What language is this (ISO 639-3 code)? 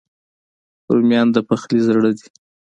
pus